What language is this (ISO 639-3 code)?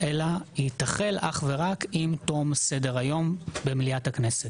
heb